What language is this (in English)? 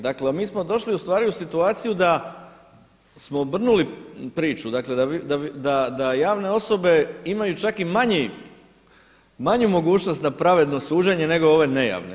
Croatian